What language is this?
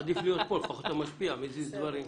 Hebrew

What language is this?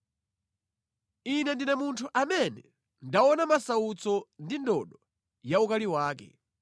Nyanja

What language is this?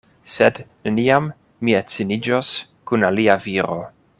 Esperanto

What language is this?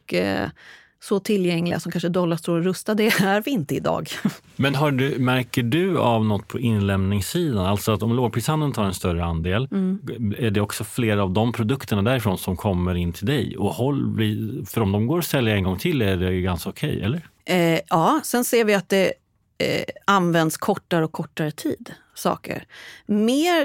Swedish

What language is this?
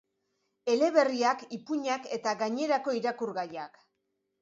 Basque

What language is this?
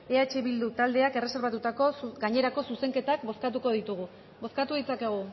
Basque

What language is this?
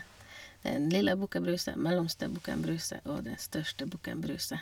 Norwegian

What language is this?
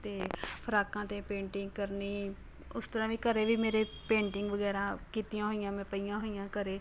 Punjabi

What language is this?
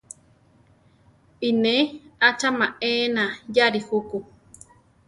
Central Tarahumara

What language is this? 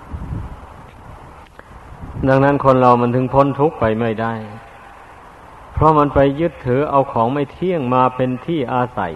Thai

